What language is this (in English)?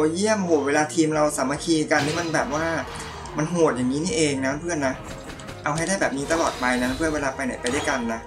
Thai